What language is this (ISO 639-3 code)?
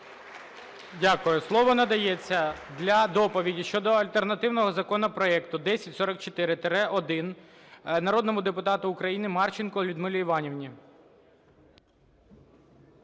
ukr